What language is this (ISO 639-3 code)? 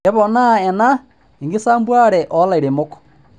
mas